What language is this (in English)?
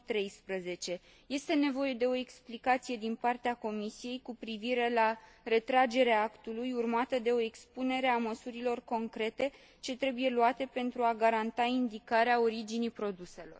Romanian